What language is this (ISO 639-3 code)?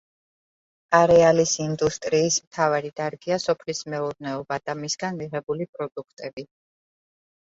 kat